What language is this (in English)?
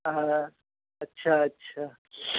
Maithili